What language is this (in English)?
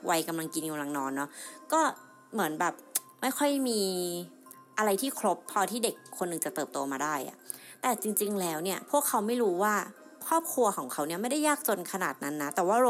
Thai